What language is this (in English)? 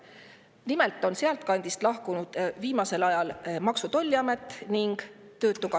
Estonian